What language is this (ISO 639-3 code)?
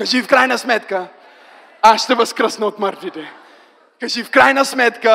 bul